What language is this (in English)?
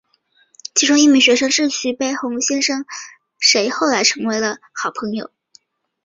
Chinese